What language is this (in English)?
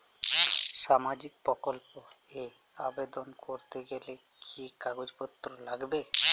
Bangla